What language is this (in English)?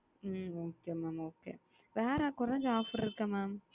Tamil